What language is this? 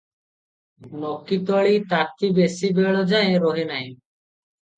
Odia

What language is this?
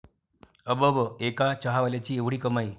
Marathi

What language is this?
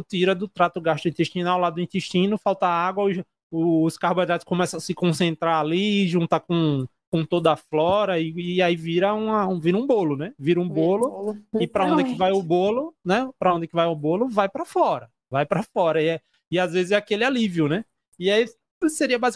Portuguese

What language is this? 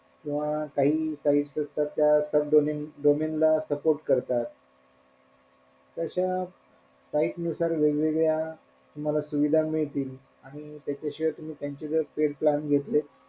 Marathi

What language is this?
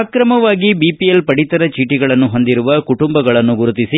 Kannada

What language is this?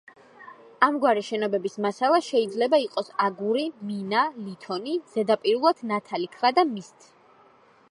Georgian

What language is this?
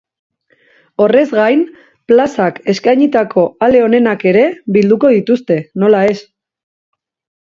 Basque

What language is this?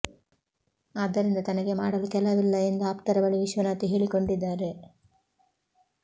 Kannada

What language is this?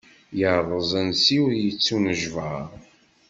Kabyle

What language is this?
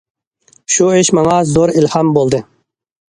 Uyghur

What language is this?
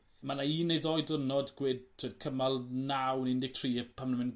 Welsh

